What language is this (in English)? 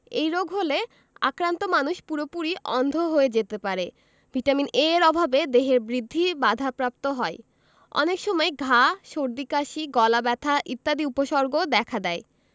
Bangla